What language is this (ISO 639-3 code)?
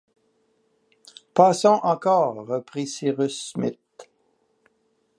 fra